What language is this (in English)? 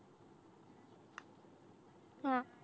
Marathi